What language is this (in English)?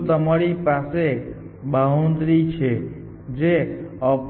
Gujarati